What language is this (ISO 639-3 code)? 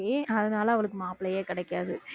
tam